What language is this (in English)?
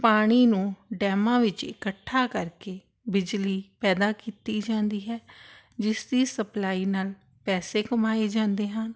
Punjabi